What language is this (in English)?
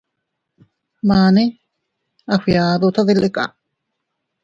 Teutila Cuicatec